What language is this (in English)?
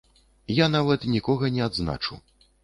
Belarusian